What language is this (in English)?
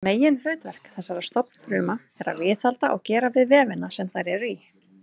Icelandic